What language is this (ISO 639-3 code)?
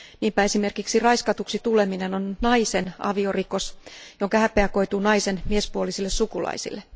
fin